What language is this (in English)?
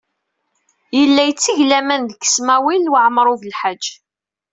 Kabyle